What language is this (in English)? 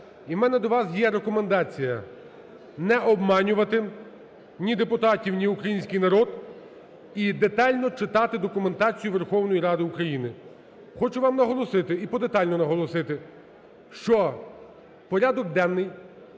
Ukrainian